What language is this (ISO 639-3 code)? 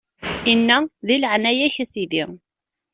kab